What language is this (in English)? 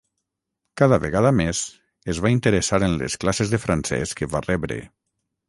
Catalan